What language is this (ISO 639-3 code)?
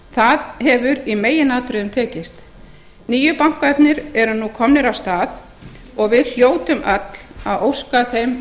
isl